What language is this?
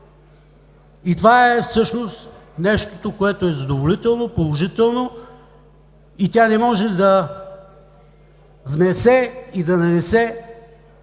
Bulgarian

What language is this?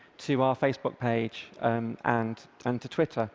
English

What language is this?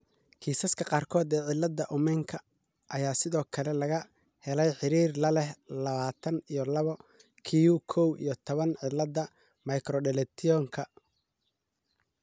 Somali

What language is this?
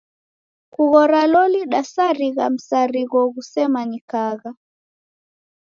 Taita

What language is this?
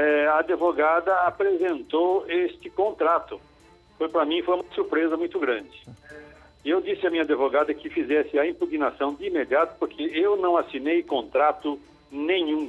Portuguese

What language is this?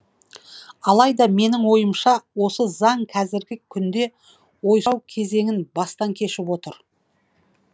Kazakh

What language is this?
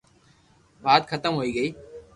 Loarki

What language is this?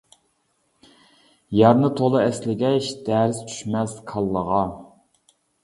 Uyghur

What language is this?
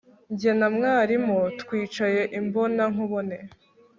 Kinyarwanda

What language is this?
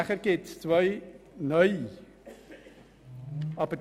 Swiss German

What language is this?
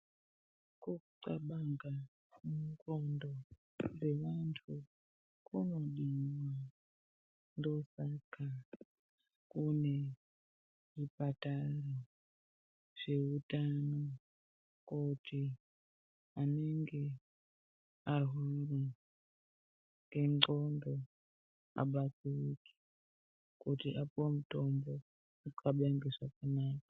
Ndau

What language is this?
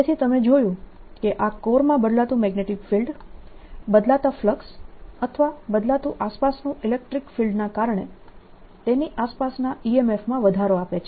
Gujarati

